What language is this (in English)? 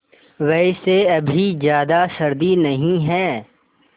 Hindi